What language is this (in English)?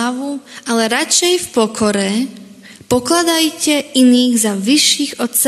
Slovak